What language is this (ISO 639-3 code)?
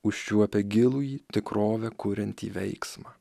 lit